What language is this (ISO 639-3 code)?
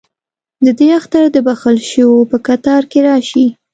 pus